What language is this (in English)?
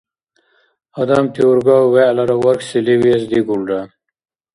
Dargwa